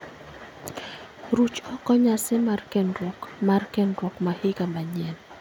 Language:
Luo (Kenya and Tanzania)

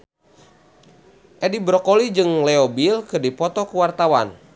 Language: Sundanese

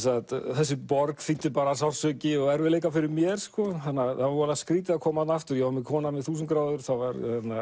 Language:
Icelandic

